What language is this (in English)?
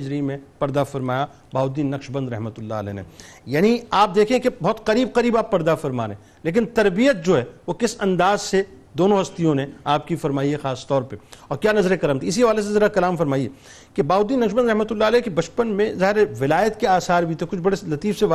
Urdu